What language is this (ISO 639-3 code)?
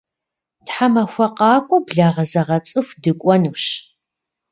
kbd